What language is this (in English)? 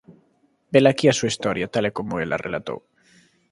Galician